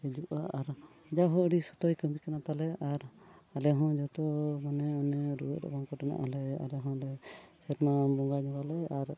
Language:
Santali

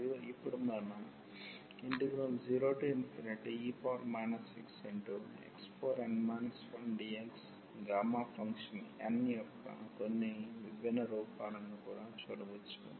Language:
Telugu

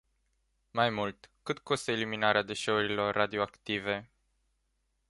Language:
Romanian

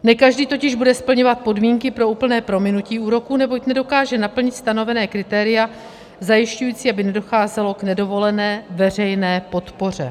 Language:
Czech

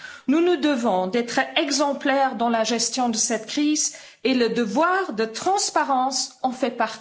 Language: French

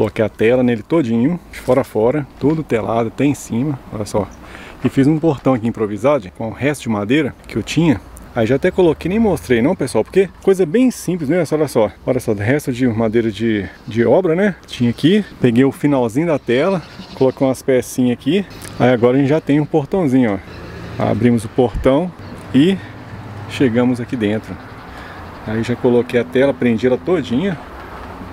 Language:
Portuguese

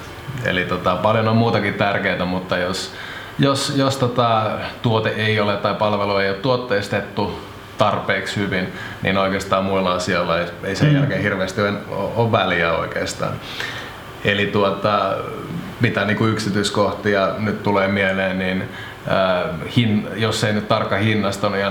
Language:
Finnish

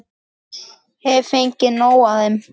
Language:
Icelandic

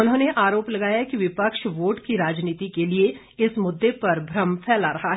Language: Hindi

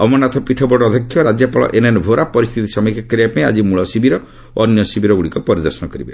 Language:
Odia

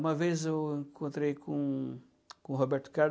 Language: Portuguese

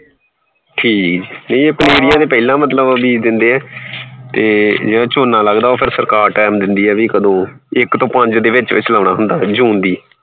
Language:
Punjabi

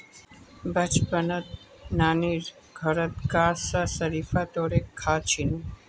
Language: Magahi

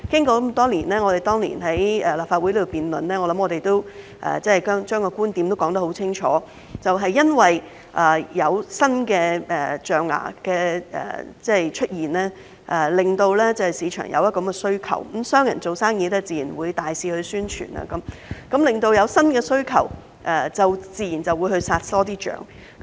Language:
Cantonese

